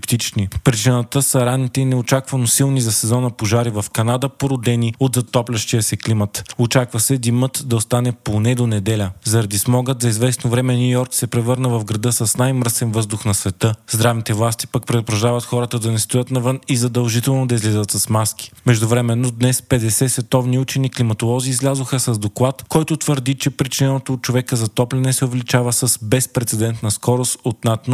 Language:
Bulgarian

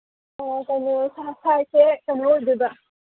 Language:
Manipuri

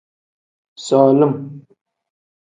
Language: Tem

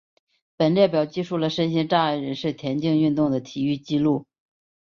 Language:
Chinese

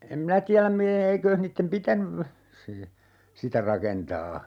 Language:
Finnish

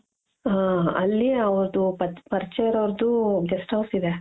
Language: Kannada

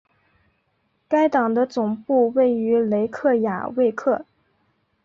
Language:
Chinese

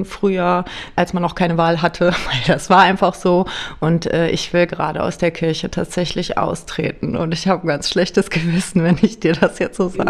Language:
German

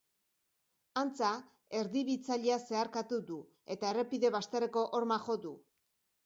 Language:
Basque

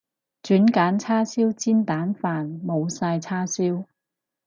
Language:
Cantonese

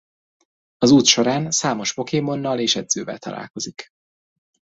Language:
Hungarian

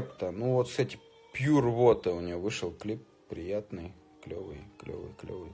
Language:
Russian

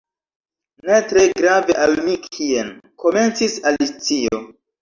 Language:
Esperanto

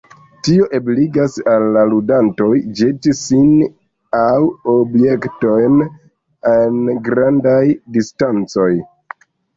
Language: Esperanto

